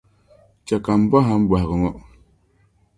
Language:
Dagbani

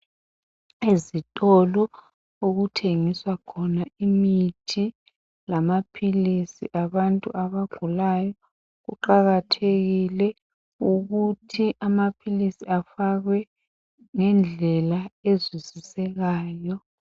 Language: North Ndebele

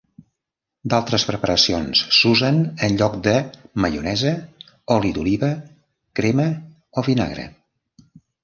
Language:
Catalan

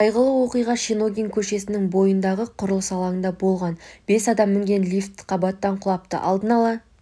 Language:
Kazakh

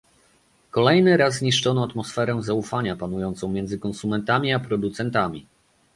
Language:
Polish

